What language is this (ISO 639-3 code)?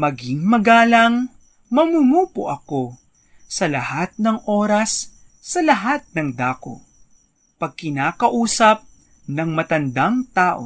fil